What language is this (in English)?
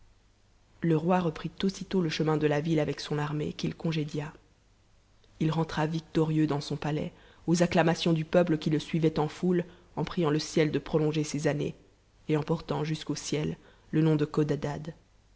French